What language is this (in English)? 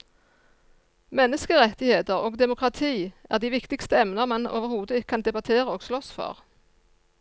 Norwegian